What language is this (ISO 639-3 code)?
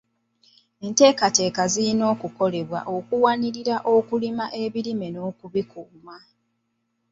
lug